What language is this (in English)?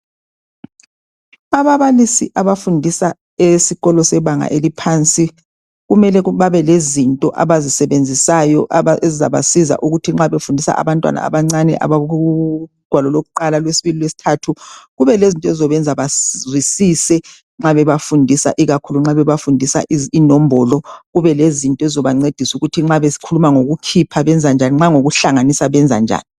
North Ndebele